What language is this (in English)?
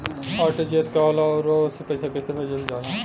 Bhojpuri